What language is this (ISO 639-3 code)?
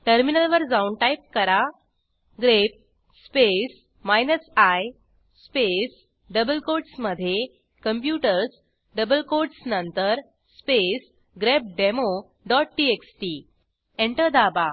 mar